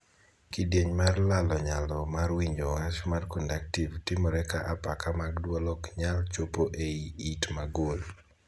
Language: Luo (Kenya and Tanzania)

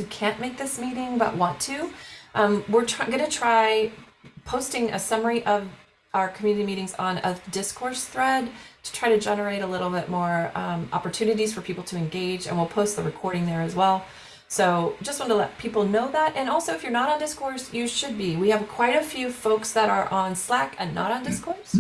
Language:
English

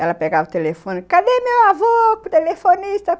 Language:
Portuguese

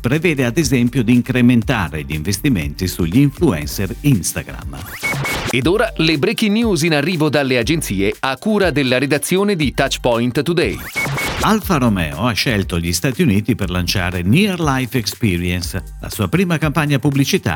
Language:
Italian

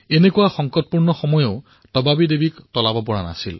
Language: Assamese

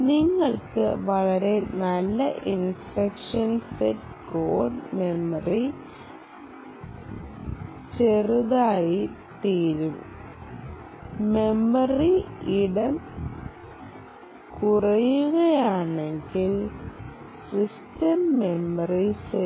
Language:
Malayalam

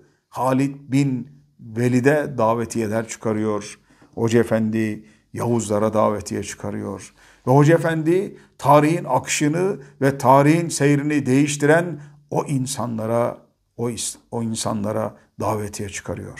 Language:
Turkish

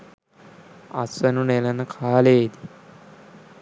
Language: Sinhala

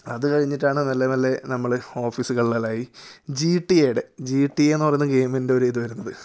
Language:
Malayalam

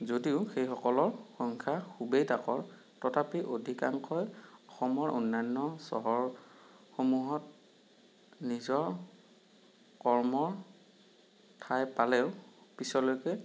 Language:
Assamese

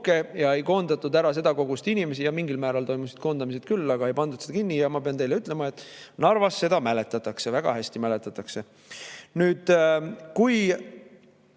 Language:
Estonian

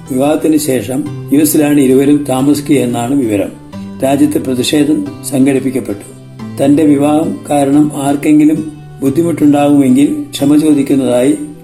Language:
Malayalam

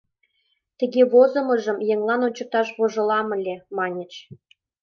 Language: Mari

